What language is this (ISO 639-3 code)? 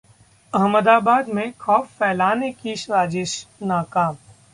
hin